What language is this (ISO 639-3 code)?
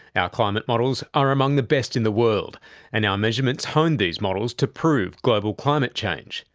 eng